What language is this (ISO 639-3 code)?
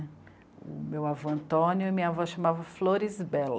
por